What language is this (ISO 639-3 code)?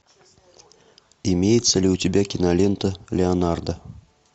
rus